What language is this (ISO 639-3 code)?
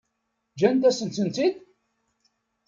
kab